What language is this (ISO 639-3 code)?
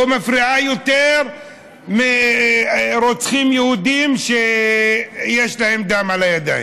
heb